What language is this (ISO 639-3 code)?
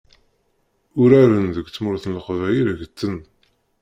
kab